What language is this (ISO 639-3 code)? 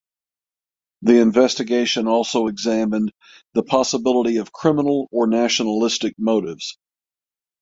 eng